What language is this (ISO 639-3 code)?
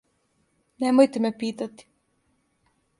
srp